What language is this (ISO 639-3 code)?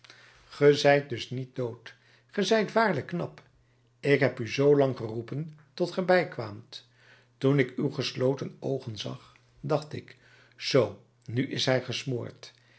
nld